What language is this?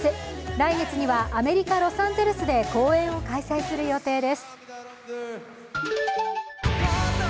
Japanese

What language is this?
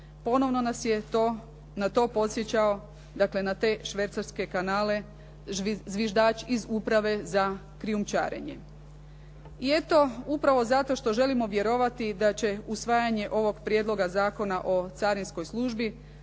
Croatian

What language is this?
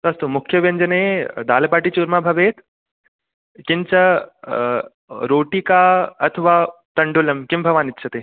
Sanskrit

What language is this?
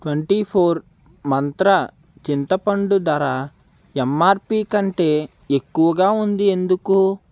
Telugu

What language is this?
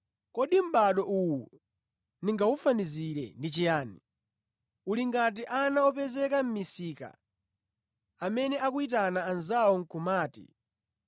Nyanja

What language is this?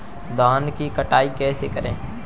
Hindi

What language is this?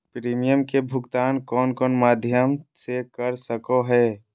Magahi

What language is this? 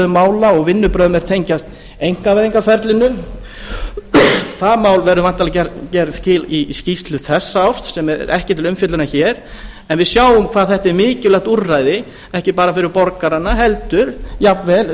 Icelandic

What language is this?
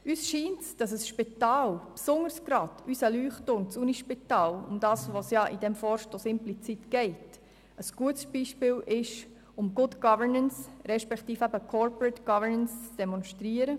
Swiss German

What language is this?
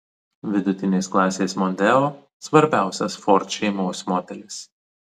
Lithuanian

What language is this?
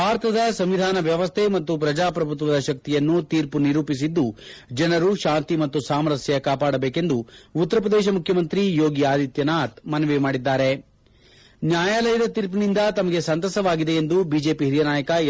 Kannada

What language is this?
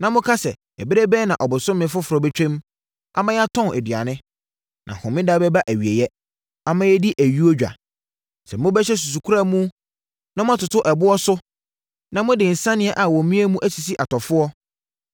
Akan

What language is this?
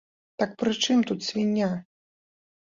Belarusian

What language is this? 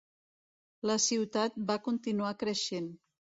Catalan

